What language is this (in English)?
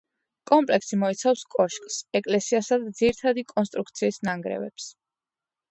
Georgian